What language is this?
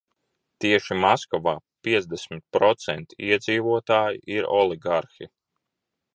Latvian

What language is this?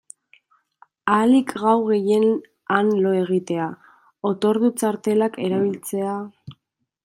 Basque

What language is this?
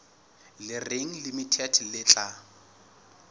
Southern Sotho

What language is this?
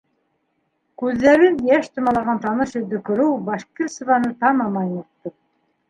Bashkir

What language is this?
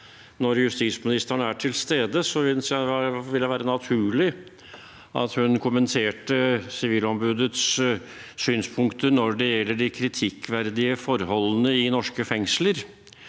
Norwegian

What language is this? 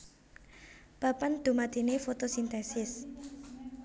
Javanese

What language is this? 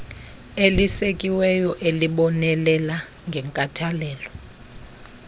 Xhosa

